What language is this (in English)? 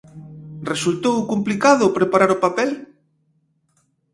Galician